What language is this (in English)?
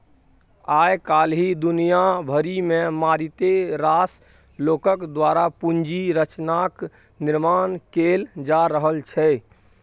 Maithili